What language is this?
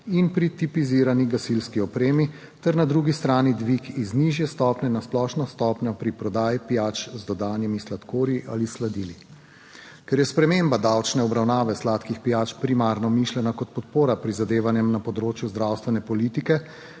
Slovenian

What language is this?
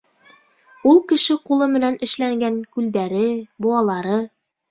Bashkir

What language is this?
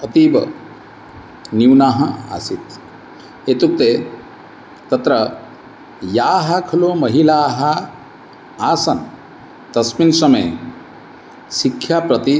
Sanskrit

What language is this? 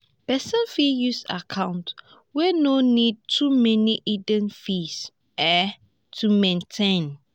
Nigerian Pidgin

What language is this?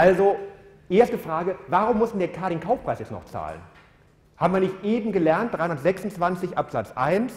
German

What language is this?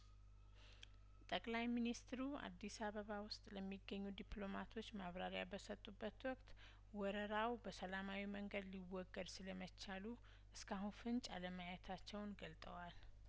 Amharic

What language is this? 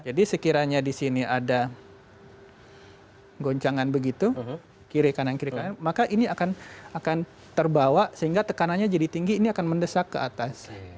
Indonesian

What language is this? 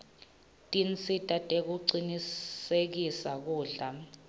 Swati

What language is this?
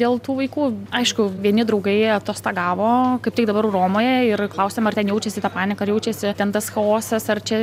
Lithuanian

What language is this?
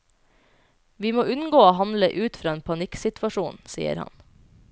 Norwegian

